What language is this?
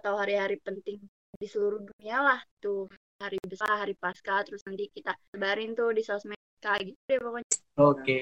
Indonesian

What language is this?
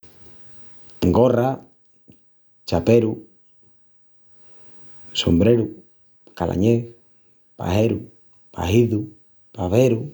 Extremaduran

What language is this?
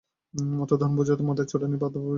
Bangla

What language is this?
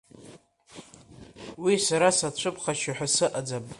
Abkhazian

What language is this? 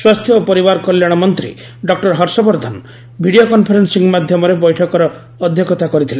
Odia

